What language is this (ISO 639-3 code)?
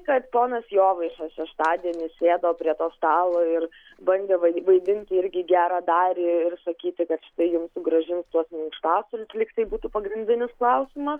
lit